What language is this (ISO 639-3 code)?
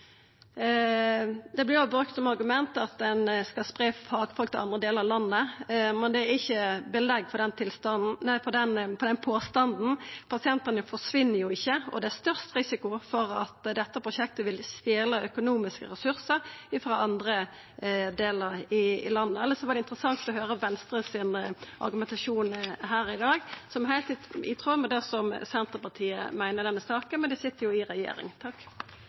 nno